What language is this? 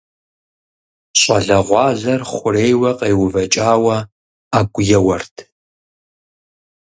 Kabardian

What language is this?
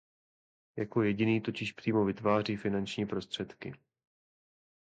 Czech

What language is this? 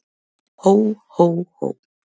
Icelandic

